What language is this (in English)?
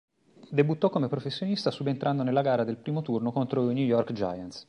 Italian